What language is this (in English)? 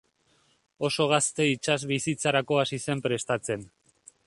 Basque